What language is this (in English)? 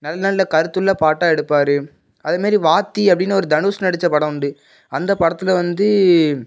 Tamil